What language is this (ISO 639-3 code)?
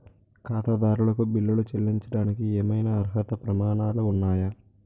tel